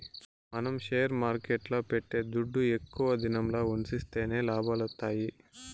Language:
Telugu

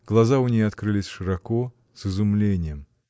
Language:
Russian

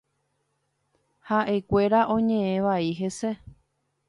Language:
Guarani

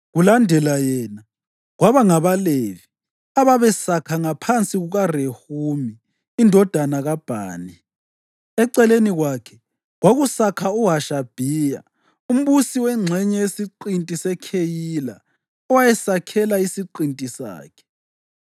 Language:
North Ndebele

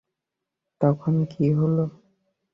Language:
Bangla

